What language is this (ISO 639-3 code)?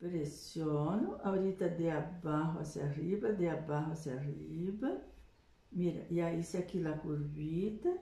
por